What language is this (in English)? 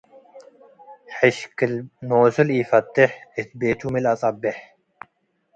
Tigre